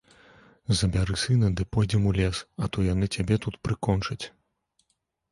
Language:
Belarusian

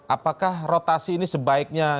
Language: Indonesian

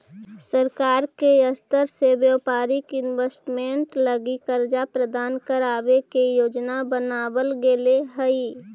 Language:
Magahi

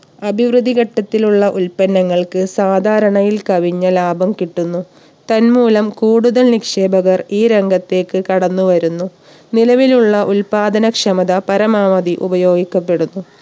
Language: Malayalam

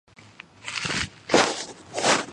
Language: Georgian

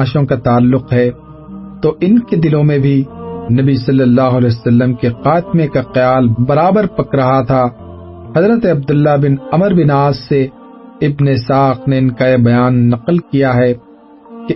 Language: Urdu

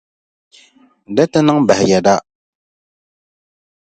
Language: Dagbani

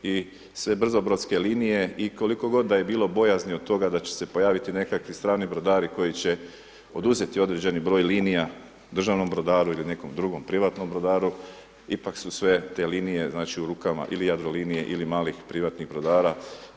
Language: Croatian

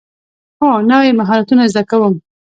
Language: Pashto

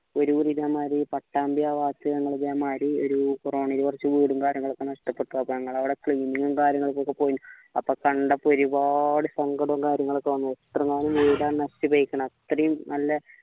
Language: Malayalam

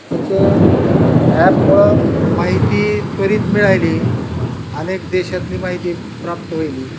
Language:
Marathi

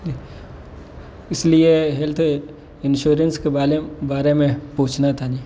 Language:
Urdu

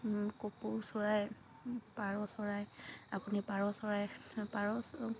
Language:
Assamese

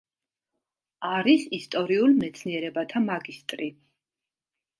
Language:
Georgian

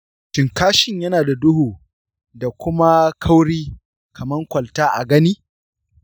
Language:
Hausa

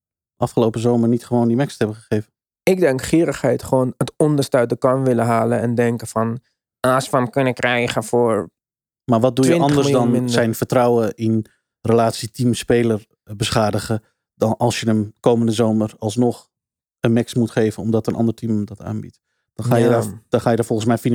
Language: Dutch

